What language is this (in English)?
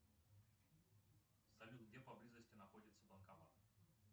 Russian